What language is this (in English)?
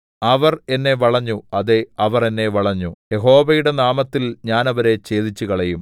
Malayalam